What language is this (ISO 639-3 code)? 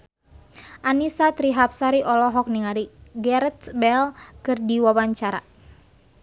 sun